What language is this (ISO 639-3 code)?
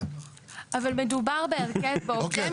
heb